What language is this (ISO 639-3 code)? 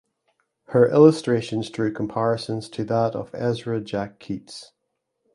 eng